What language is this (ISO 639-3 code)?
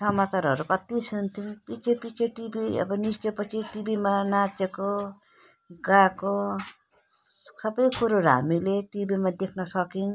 nep